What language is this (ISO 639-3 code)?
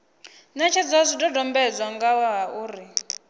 ven